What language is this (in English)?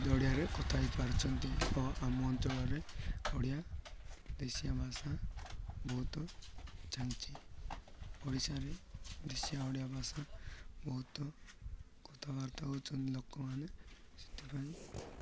Odia